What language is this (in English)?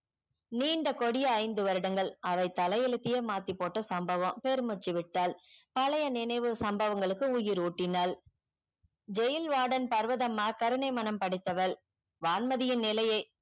Tamil